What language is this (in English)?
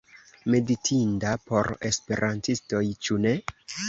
Esperanto